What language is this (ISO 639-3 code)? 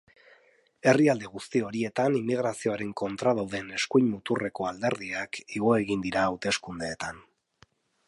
eus